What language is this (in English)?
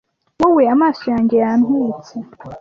Kinyarwanda